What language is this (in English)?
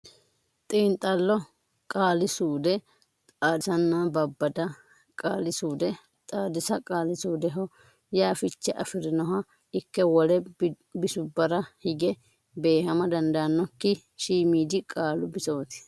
Sidamo